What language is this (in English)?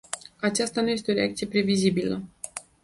Romanian